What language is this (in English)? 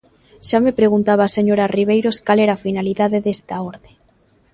Galician